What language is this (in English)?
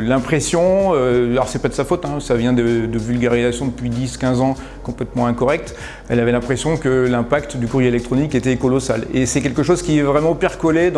French